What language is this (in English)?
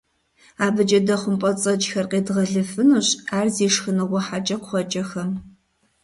Kabardian